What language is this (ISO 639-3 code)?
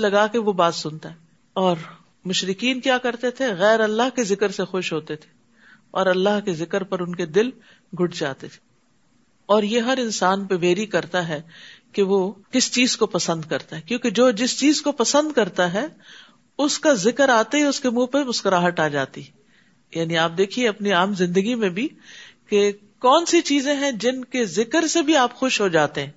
urd